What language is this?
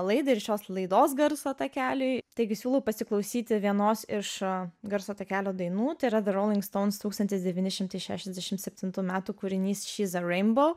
Lithuanian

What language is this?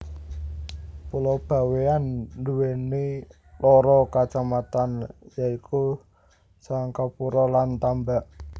Javanese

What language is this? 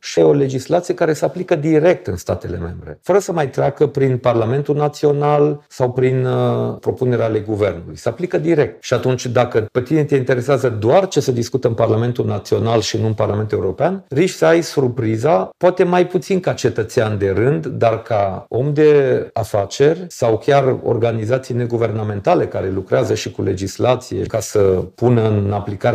Romanian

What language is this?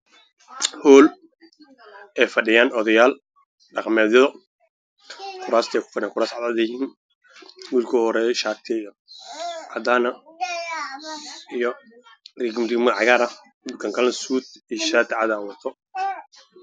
Somali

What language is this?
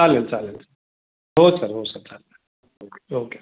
Marathi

